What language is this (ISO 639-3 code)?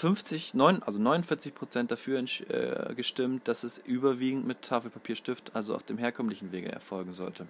deu